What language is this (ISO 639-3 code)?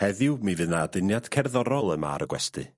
cym